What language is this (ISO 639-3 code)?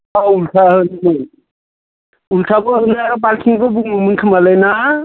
brx